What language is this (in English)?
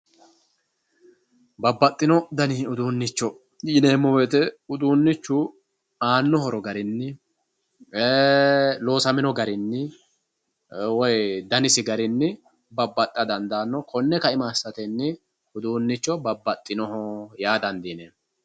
Sidamo